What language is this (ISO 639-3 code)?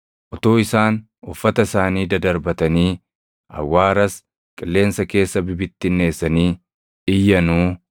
orm